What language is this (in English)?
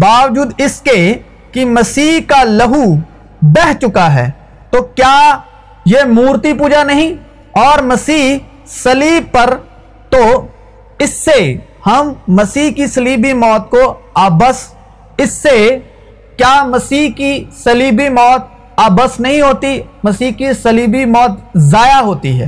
Urdu